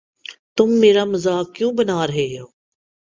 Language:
Urdu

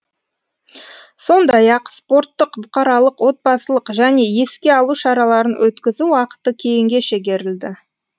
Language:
Kazakh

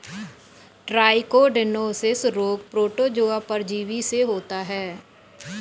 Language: Hindi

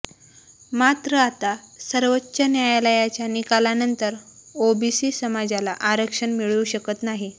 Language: Marathi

